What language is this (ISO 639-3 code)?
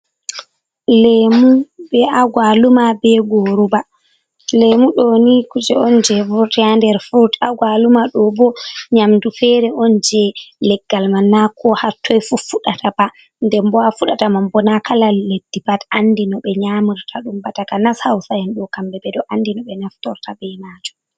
ful